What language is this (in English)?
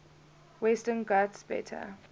English